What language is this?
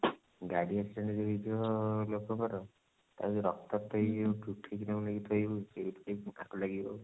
Odia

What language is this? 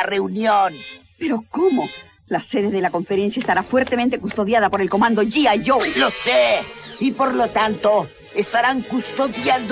Spanish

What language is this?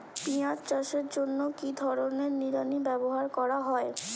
Bangla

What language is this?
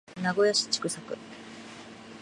Japanese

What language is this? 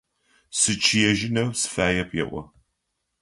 Adyghe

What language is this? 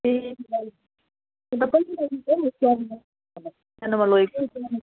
Nepali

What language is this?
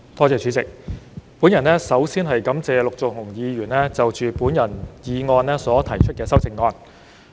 Cantonese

